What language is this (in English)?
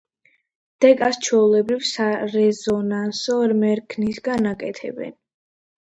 Georgian